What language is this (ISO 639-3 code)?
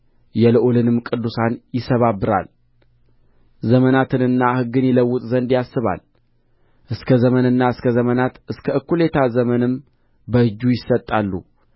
amh